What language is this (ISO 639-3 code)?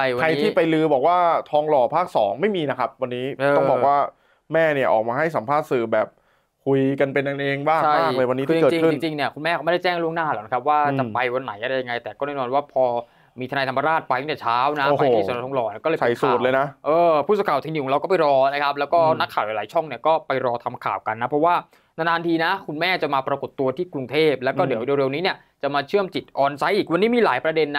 tha